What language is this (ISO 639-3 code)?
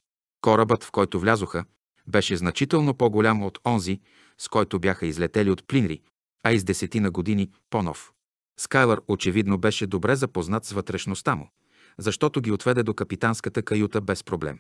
bul